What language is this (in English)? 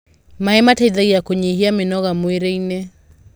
Kikuyu